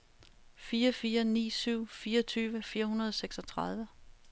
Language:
Danish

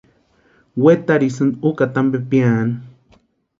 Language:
Western Highland Purepecha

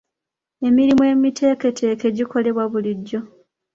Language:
Ganda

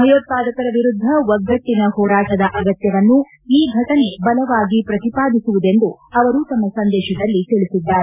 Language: Kannada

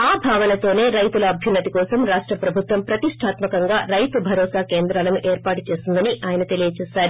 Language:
Telugu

